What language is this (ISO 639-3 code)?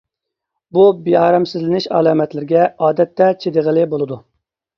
uig